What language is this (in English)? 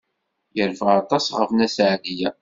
Kabyle